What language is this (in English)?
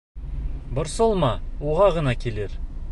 Bashkir